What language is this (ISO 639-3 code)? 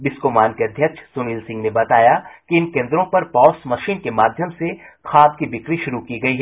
hin